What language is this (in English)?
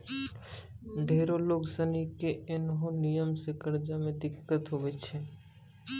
Maithili